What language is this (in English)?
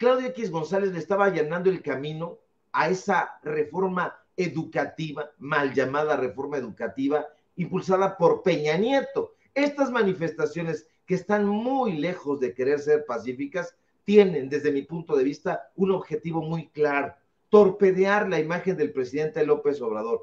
Spanish